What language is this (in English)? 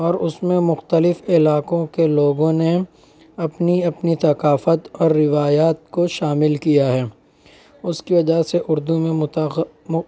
Urdu